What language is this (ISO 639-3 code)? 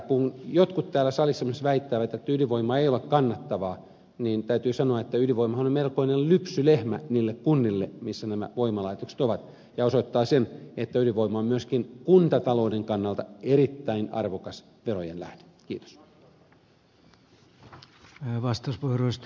fin